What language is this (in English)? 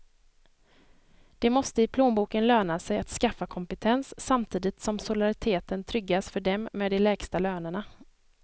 Swedish